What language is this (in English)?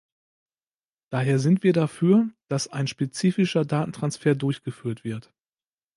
German